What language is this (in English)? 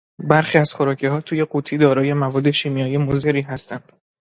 Persian